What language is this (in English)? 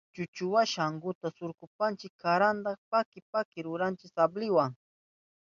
Southern Pastaza Quechua